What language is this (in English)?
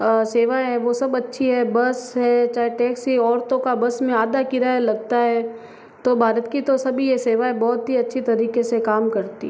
Hindi